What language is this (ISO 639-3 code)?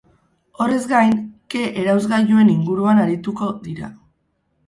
eus